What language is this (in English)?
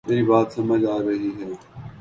Urdu